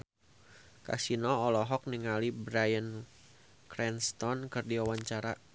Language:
Sundanese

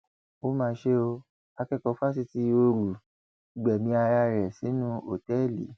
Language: Yoruba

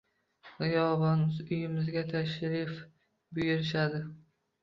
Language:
Uzbek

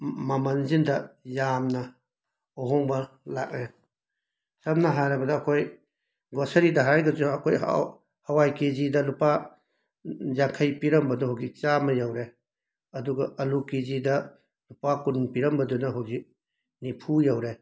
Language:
Manipuri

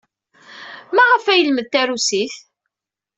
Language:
Kabyle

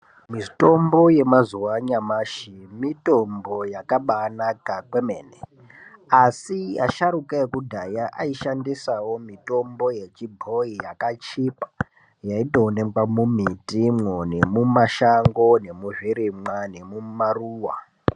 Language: Ndau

